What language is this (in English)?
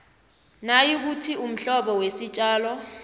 South Ndebele